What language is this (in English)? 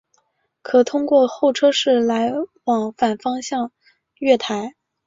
Chinese